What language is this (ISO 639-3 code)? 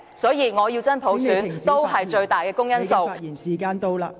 yue